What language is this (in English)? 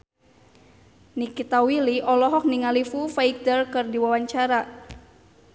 Sundanese